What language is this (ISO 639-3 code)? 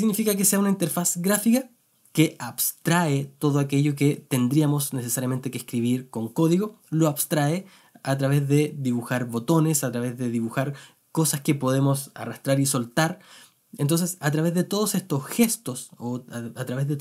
spa